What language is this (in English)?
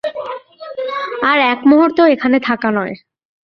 Bangla